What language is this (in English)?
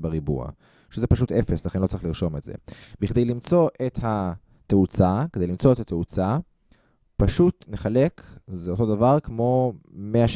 Hebrew